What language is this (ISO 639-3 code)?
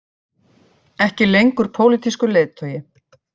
isl